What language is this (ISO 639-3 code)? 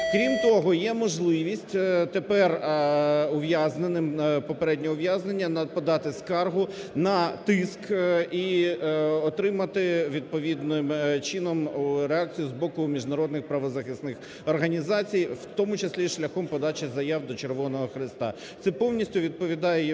ukr